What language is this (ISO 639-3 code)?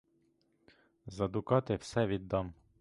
ukr